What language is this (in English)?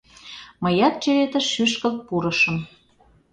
Mari